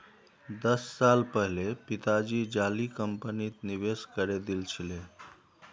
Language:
Magahi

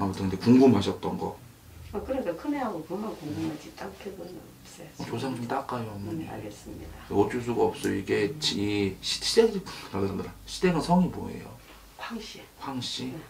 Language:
Korean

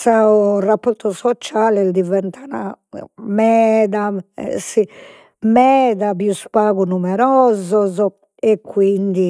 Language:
Sardinian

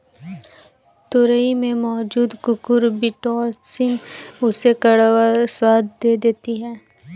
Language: Hindi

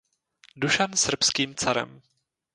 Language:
Czech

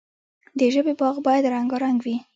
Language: Pashto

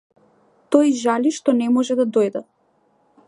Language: Macedonian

